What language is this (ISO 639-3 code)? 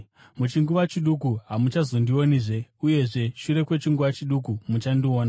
sna